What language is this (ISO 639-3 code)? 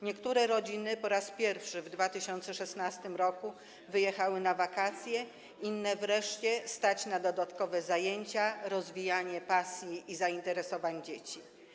pol